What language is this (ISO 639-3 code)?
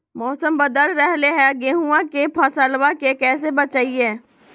mag